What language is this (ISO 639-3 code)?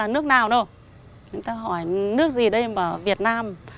vie